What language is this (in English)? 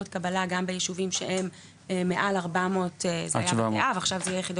Hebrew